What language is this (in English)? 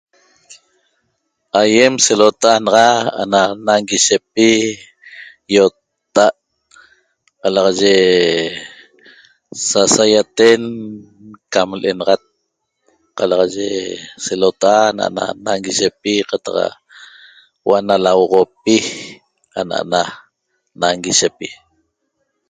Toba